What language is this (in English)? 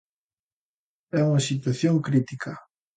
Galician